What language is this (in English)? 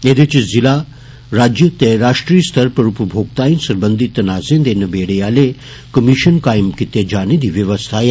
Dogri